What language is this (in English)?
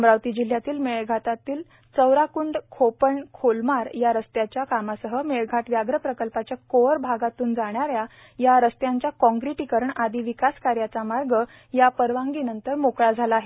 Marathi